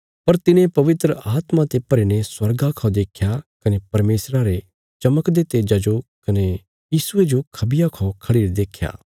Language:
Bilaspuri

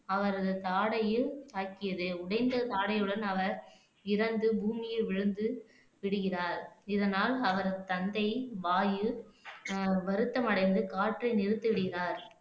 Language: Tamil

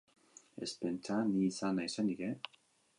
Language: Basque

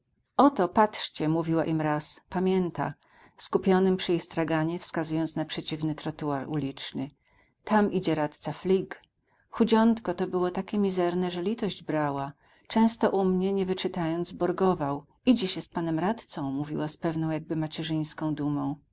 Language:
Polish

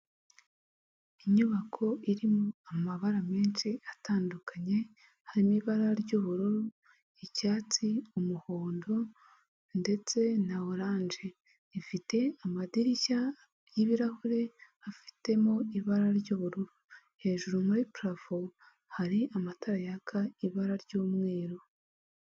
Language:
Kinyarwanda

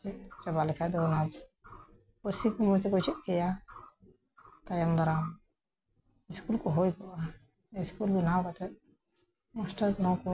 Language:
Santali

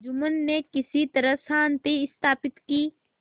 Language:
Hindi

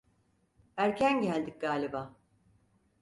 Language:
Turkish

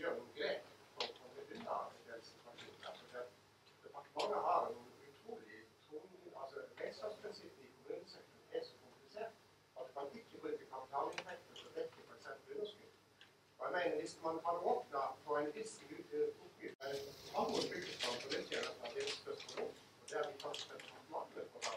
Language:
Norwegian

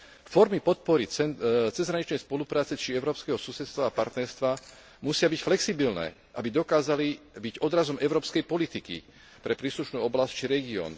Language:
Slovak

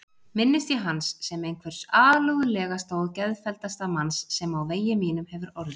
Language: Icelandic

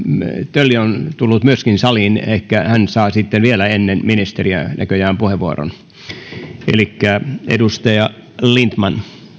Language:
Finnish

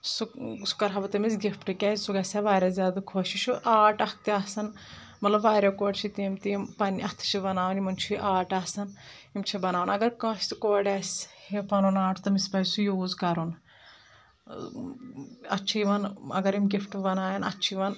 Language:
Kashmiri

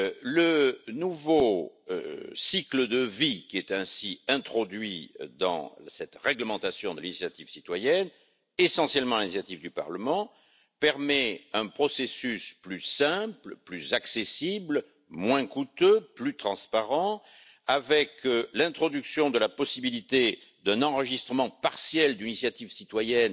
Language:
French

